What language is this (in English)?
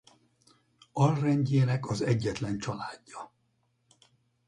Hungarian